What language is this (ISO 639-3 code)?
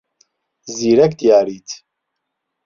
ckb